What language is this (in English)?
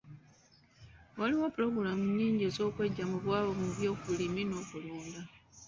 Ganda